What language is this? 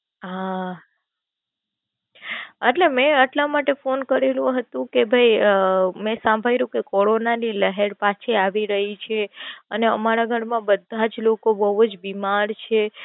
Gujarati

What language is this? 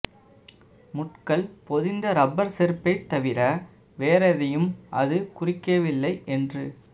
Tamil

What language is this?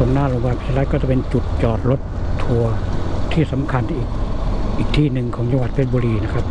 Thai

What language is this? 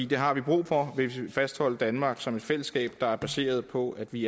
Danish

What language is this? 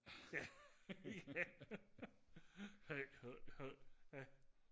Danish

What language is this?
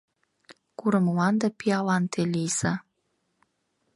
Mari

